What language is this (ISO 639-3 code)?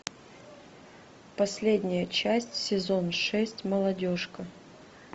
rus